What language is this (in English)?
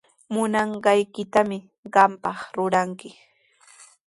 Sihuas Ancash Quechua